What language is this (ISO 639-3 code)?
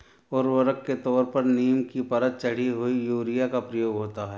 hin